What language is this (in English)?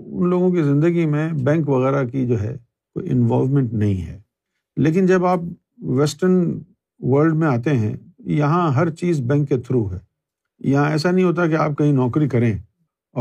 Urdu